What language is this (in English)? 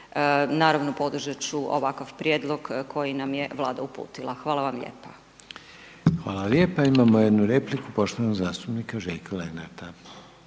Croatian